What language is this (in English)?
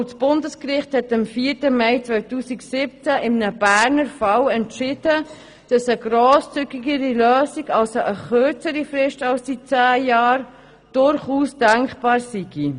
Swiss German